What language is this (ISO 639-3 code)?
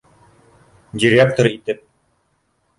bak